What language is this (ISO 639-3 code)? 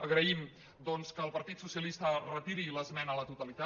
cat